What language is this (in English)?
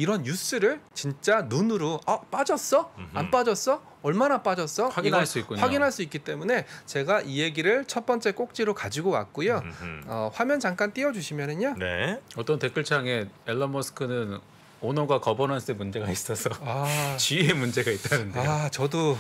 Korean